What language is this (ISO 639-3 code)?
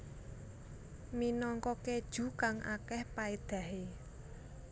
jav